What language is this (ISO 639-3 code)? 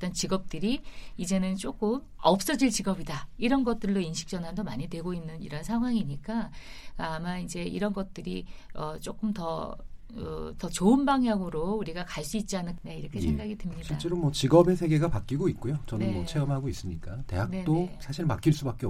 kor